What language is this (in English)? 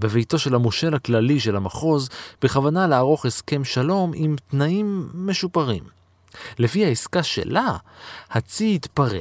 Hebrew